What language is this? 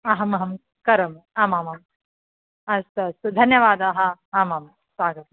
Sanskrit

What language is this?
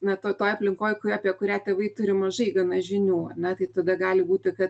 Lithuanian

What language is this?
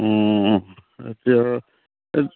Assamese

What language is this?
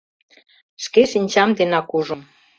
Mari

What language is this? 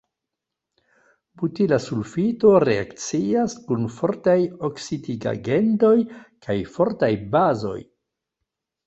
Esperanto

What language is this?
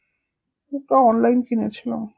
Bangla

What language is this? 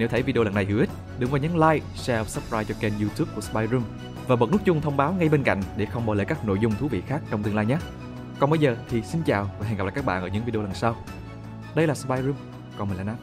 Vietnamese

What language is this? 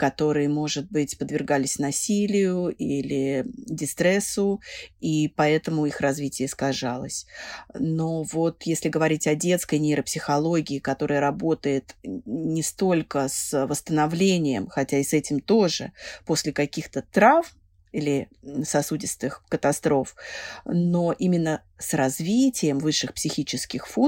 Russian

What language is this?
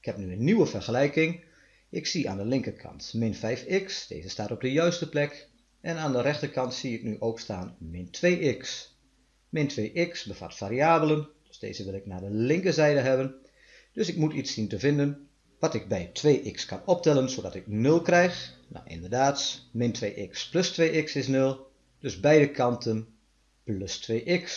Dutch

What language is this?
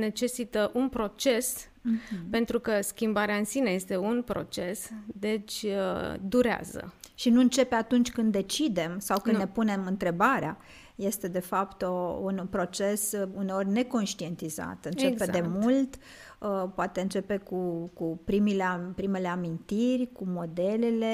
Romanian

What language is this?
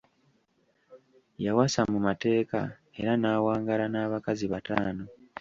Ganda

